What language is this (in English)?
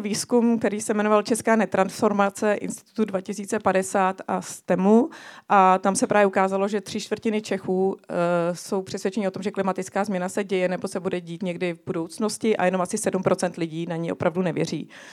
Czech